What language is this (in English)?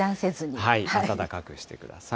Japanese